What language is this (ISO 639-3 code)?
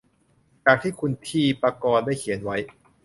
tha